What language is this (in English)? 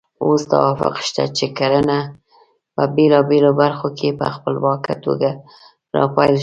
Pashto